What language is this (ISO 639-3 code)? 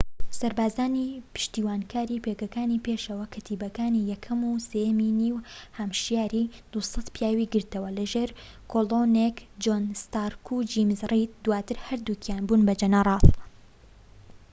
ckb